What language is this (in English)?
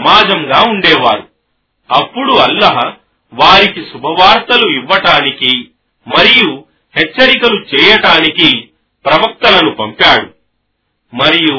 Telugu